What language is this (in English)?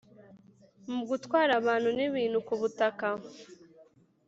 Kinyarwanda